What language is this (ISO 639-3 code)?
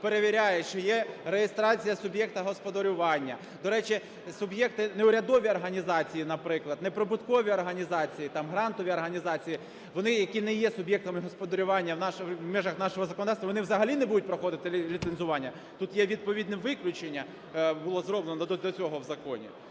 ukr